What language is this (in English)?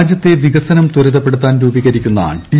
Malayalam